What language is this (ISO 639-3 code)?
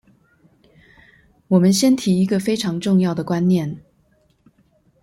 zho